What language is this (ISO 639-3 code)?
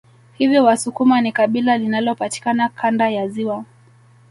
swa